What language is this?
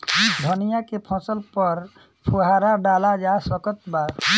Bhojpuri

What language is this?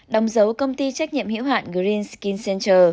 Vietnamese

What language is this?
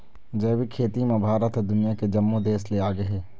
Chhattisgarhi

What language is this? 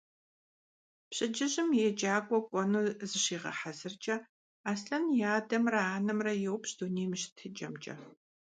Kabardian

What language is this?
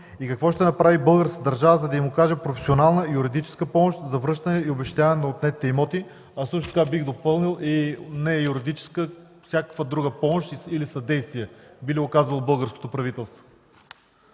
Bulgarian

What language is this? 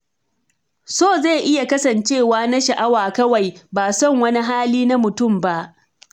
Hausa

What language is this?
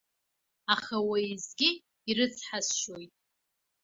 Abkhazian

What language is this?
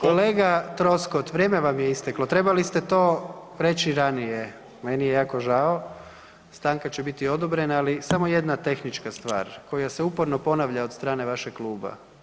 Croatian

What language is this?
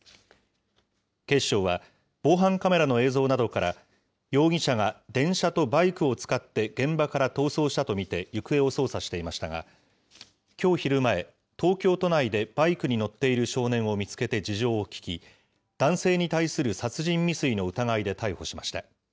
Japanese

